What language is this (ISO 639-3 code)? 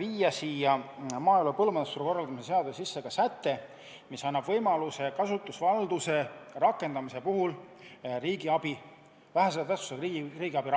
est